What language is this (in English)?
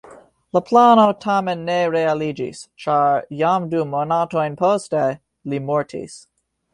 Esperanto